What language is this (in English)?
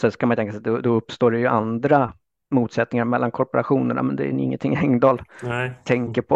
Swedish